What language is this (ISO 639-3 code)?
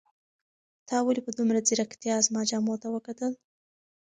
pus